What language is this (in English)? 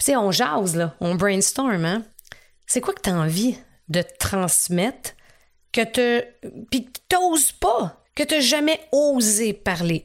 French